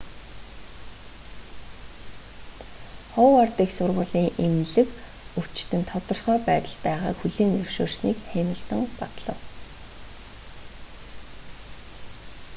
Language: Mongolian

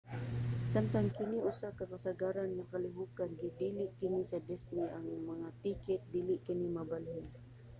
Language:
Cebuano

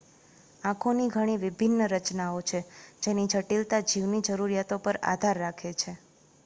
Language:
Gujarati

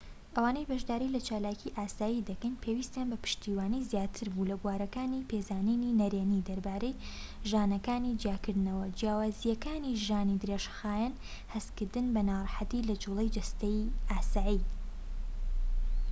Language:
Central Kurdish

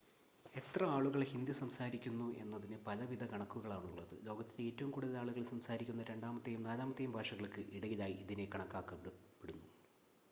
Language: Malayalam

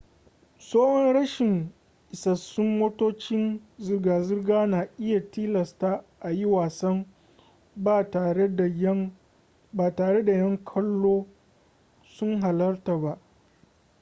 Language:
Hausa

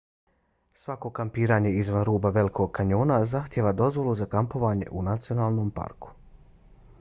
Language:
Bosnian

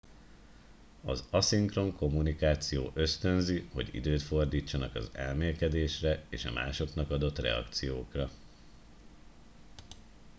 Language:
Hungarian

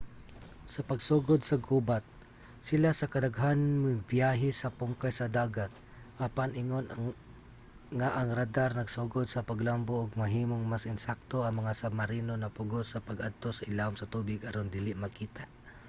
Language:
Cebuano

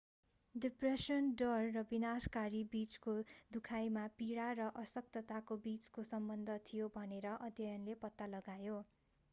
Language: Nepali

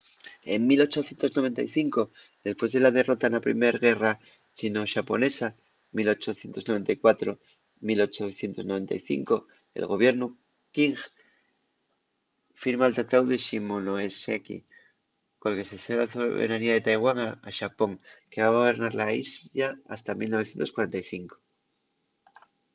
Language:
Asturian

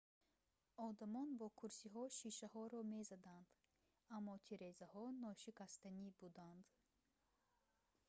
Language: Tajik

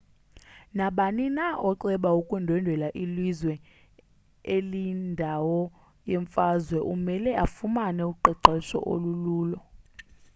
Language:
Xhosa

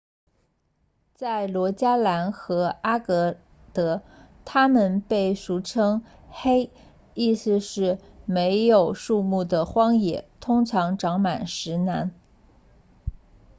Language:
Chinese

